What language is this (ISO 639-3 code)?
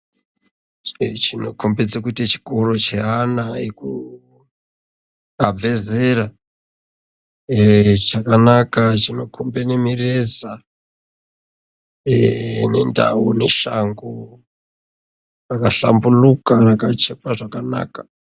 ndc